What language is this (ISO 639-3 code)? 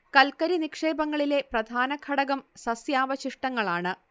mal